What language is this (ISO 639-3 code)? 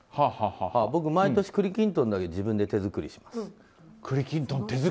jpn